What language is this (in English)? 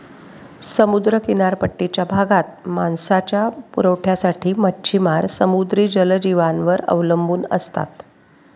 Marathi